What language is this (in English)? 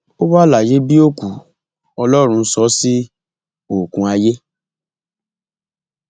Yoruba